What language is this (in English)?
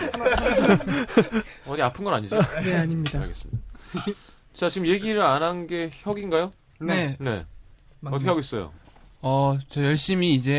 Korean